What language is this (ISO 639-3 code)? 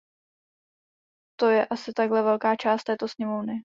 ces